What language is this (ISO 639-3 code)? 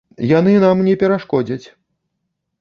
bel